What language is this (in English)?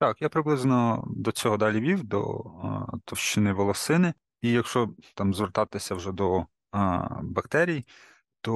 Ukrainian